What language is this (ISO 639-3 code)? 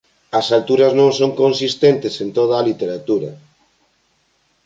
glg